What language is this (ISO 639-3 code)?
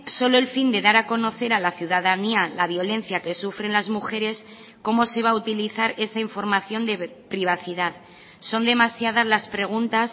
spa